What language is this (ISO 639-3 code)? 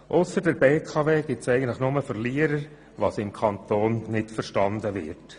gsw